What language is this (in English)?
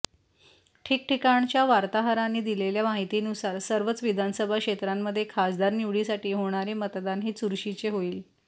Marathi